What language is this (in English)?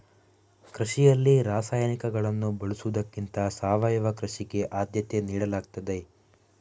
Kannada